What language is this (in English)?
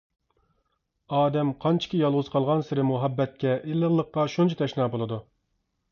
Uyghur